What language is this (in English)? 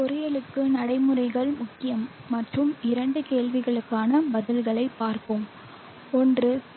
Tamil